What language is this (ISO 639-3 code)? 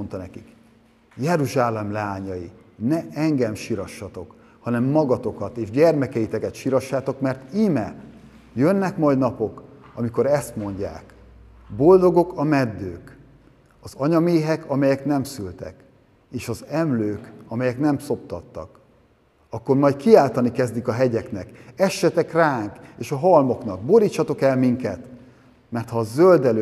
hun